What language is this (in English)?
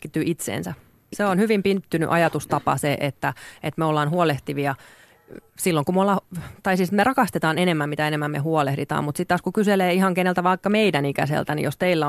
Finnish